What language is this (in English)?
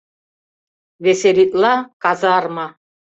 Mari